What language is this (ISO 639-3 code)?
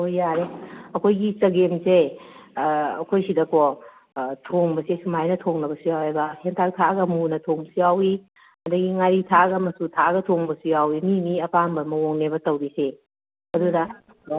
mni